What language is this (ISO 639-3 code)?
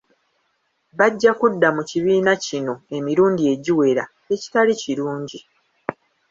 lug